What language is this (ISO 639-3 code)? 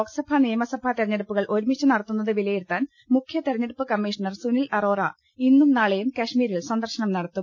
mal